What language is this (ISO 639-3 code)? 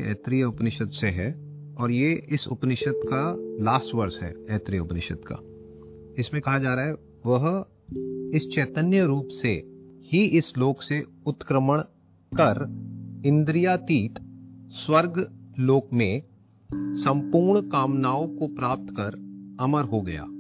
hin